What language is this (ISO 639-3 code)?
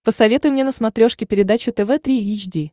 rus